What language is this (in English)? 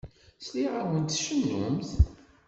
Kabyle